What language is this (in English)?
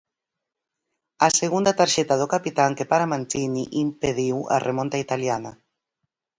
Galician